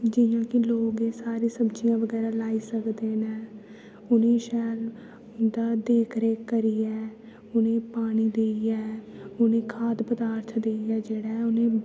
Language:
Dogri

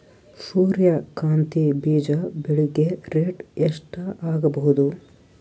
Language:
Kannada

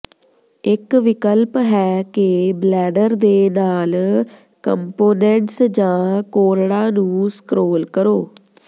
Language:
Punjabi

